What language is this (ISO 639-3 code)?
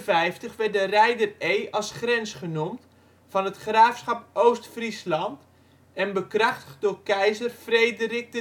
nld